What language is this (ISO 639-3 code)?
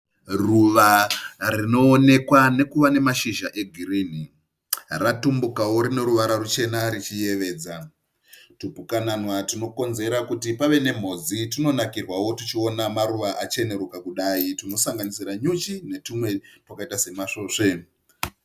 sna